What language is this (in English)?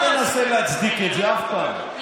Hebrew